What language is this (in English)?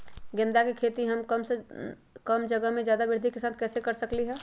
Magahi